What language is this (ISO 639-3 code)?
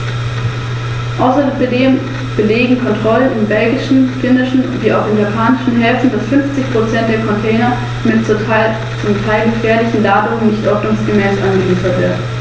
deu